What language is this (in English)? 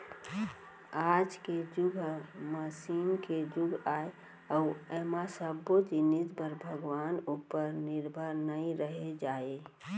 Chhattisgarhi